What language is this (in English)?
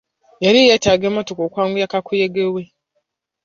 Ganda